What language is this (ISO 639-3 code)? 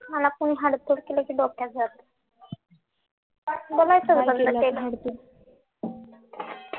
mar